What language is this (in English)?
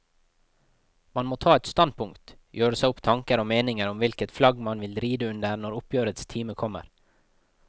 Norwegian